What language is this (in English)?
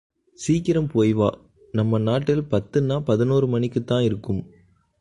Tamil